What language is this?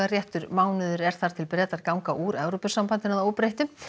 Icelandic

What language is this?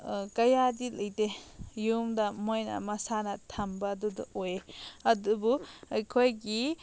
Manipuri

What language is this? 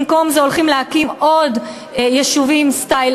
Hebrew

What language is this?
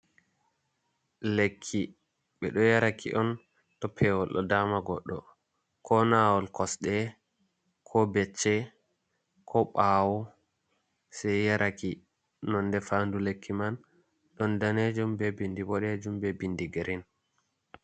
Fula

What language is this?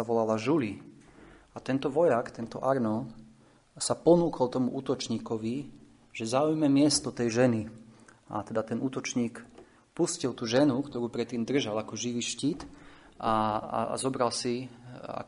Slovak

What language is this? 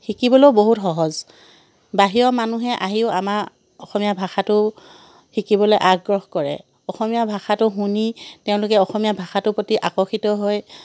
Assamese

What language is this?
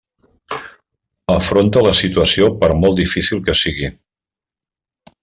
Catalan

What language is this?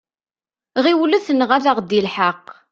Kabyle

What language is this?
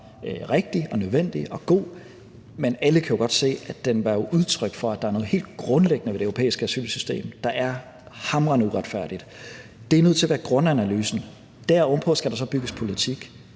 Danish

